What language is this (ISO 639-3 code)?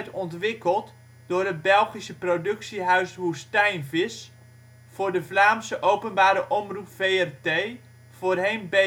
nld